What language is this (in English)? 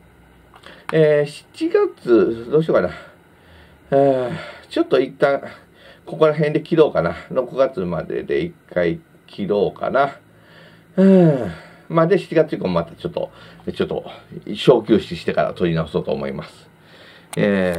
Japanese